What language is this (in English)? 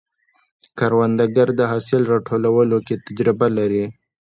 Pashto